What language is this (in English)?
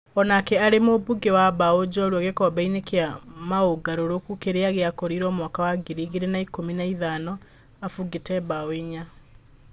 Kikuyu